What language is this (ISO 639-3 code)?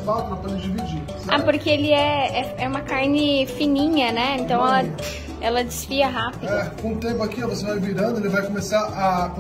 por